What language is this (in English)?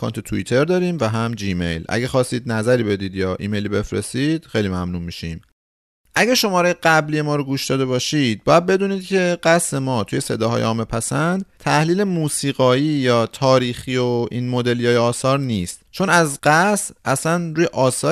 Persian